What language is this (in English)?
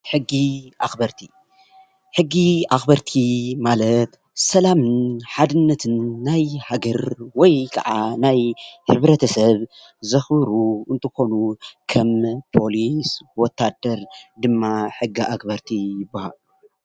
Tigrinya